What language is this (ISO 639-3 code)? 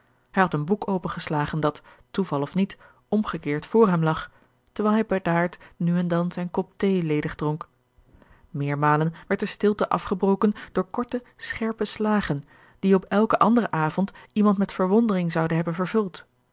nld